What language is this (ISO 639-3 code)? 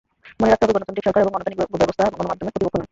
ben